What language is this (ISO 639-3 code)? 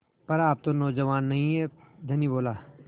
hin